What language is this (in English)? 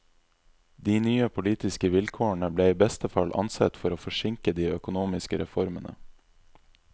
Norwegian